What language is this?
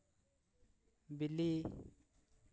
Santali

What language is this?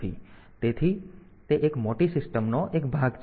Gujarati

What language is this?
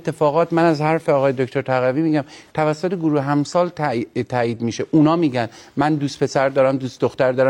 Persian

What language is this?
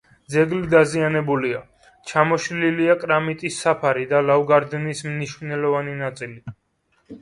Georgian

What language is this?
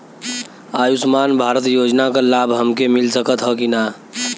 Bhojpuri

